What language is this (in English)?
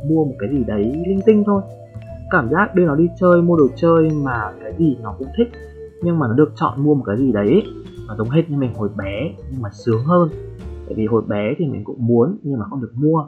Vietnamese